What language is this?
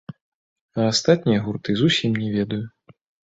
Belarusian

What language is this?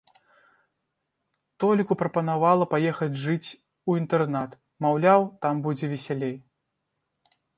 Belarusian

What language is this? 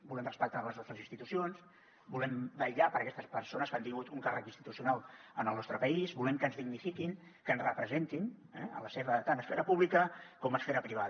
Catalan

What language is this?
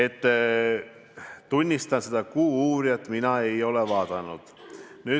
Estonian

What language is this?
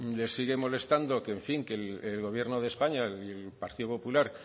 Spanish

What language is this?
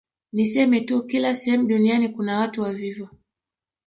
Swahili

